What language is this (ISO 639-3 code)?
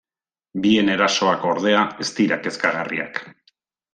eus